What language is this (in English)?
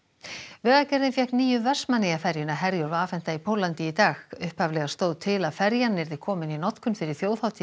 Icelandic